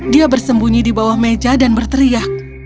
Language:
Indonesian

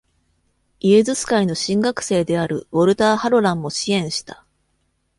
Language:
Japanese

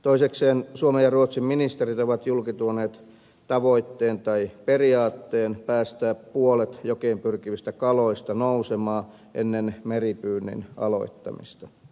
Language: Finnish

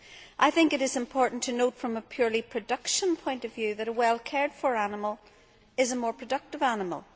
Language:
English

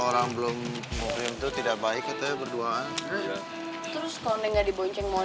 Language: Indonesian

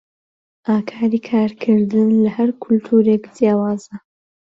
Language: Central Kurdish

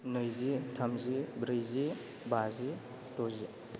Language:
Bodo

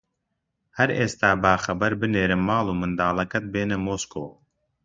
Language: Central Kurdish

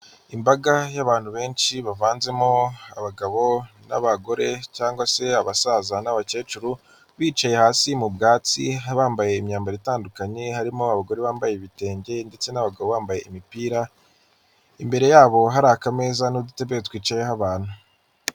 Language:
Kinyarwanda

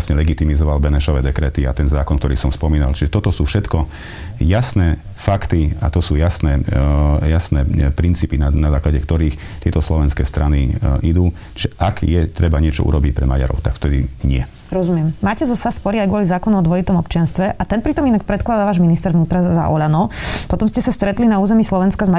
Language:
Slovak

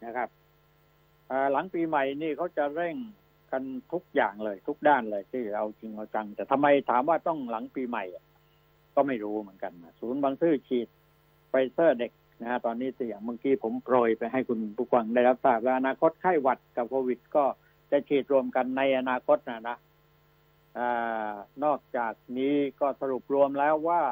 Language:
Thai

